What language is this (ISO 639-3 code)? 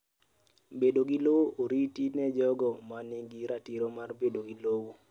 luo